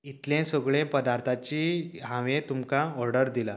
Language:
Konkani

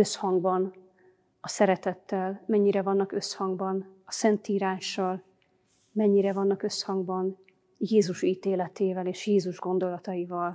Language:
Hungarian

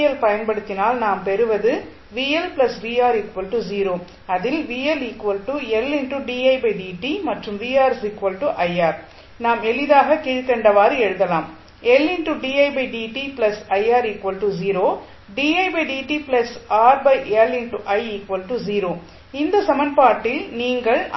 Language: Tamil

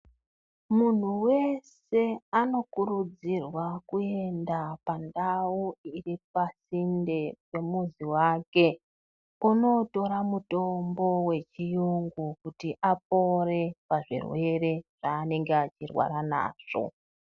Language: Ndau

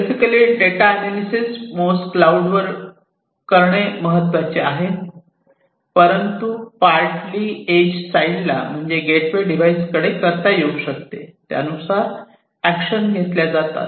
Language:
Marathi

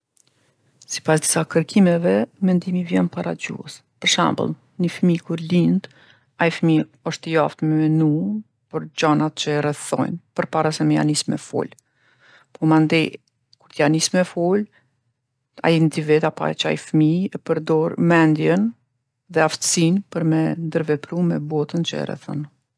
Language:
Gheg Albanian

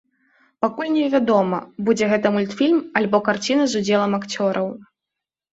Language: Belarusian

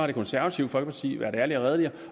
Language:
Danish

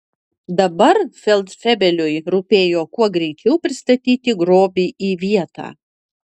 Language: Lithuanian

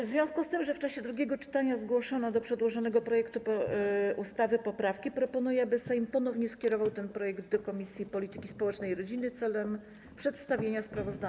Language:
Polish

